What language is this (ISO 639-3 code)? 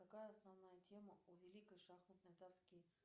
rus